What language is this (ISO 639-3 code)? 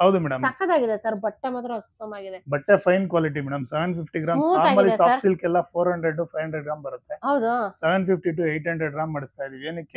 kan